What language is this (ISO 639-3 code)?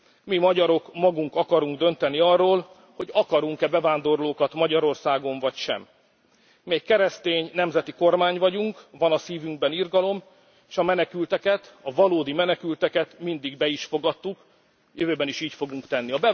hun